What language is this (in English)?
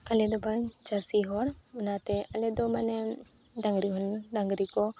Santali